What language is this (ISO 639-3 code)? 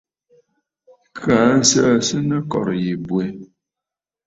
bfd